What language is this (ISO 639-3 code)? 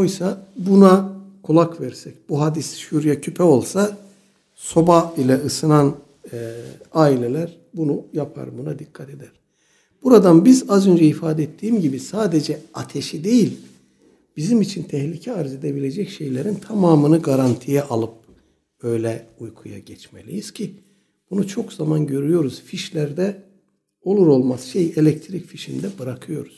tur